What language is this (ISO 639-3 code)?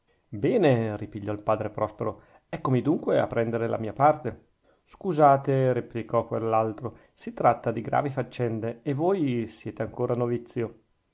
ita